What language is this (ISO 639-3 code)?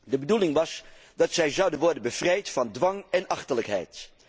nld